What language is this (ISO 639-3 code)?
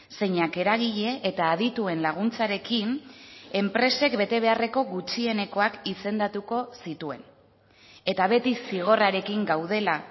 eus